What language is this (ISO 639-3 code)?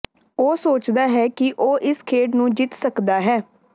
pan